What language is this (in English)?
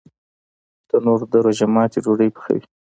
Pashto